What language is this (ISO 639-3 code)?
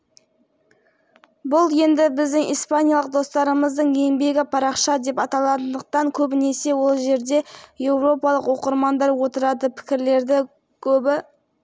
kaz